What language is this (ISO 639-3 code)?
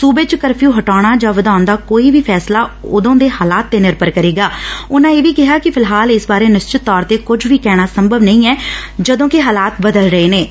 pan